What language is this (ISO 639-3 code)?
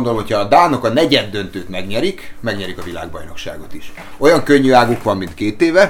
hun